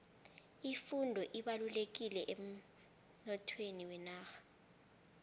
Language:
South Ndebele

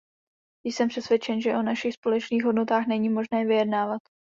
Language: Czech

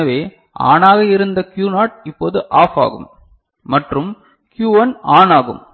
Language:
Tamil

